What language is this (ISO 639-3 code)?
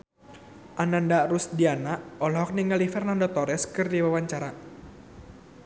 sun